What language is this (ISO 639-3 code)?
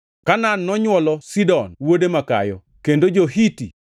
luo